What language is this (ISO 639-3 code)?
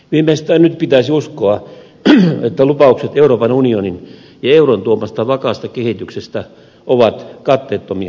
fin